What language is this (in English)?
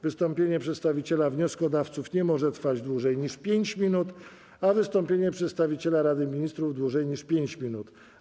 Polish